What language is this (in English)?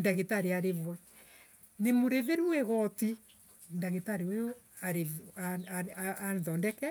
Embu